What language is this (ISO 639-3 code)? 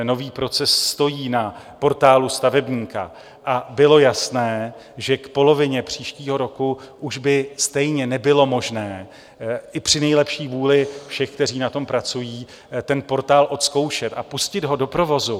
ces